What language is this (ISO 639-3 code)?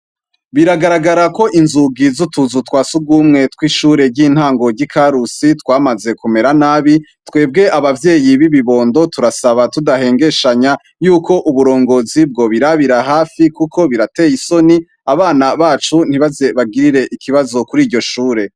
run